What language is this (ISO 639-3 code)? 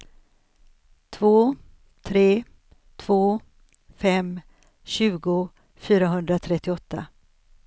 swe